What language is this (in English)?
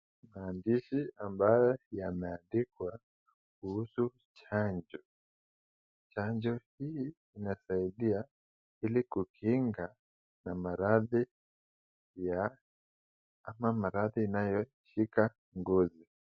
Swahili